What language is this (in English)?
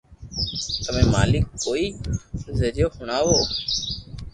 Loarki